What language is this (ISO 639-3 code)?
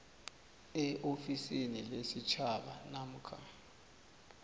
nbl